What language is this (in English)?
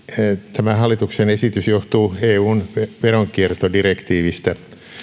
Finnish